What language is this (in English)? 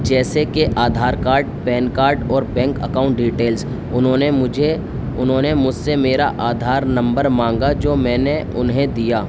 Urdu